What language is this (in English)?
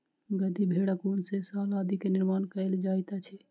Maithili